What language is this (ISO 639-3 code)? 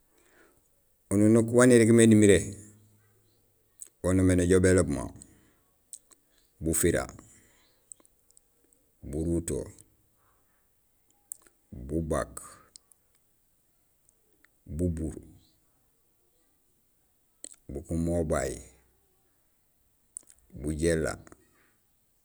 gsl